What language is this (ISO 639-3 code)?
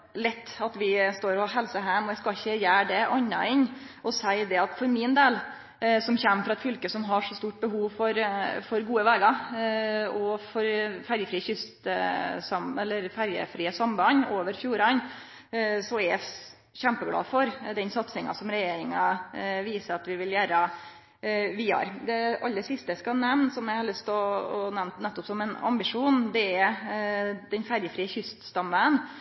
nno